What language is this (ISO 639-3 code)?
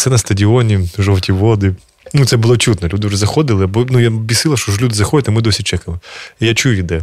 ukr